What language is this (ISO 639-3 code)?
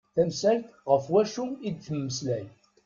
kab